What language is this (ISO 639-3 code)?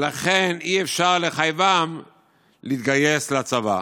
heb